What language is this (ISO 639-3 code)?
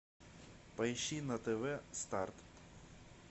rus